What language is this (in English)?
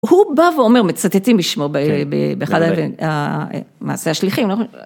Hebrew